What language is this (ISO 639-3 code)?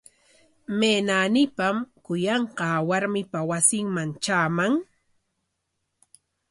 qwa